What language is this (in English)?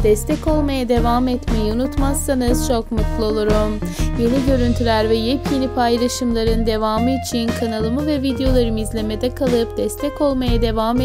Turkish